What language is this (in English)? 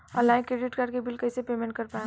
Bhojpuri